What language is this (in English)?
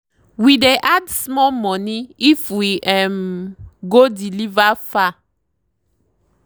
Nigerian Pidgin